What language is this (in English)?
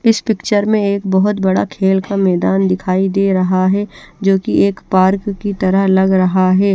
Hindi